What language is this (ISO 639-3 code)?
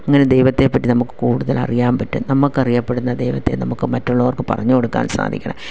mal